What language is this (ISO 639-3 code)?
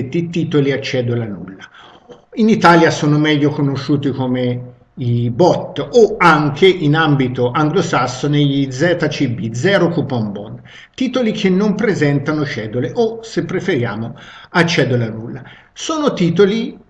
ita